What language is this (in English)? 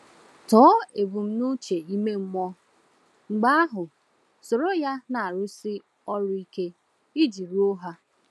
Igbo